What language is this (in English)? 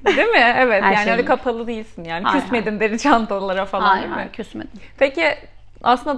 Turkish